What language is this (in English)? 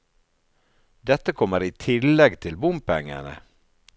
Norwegian